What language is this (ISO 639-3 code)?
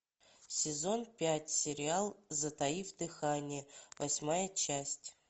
rus